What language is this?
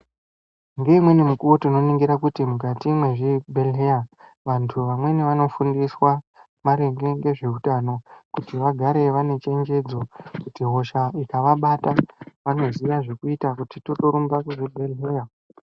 Ndau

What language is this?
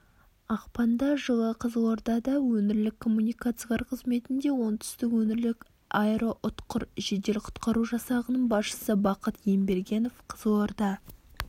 Kazakh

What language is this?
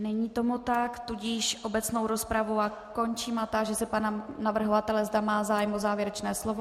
Czech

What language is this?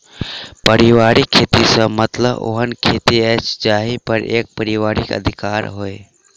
Maithili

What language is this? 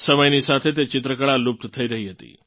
Gujarati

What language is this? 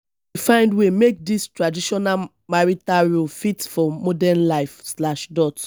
Nigerian Pidgin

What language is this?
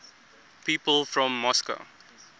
English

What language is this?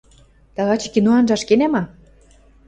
Western Mari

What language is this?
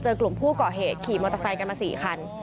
Thai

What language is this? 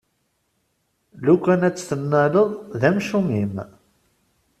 Kabyle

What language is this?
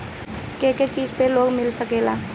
Bhojpuri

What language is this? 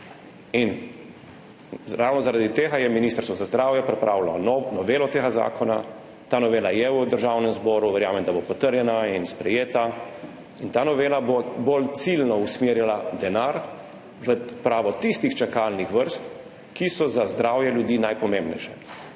Slovenian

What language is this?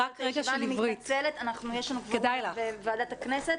Hebrew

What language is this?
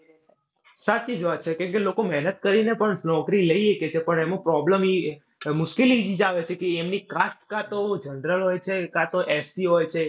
Gujarati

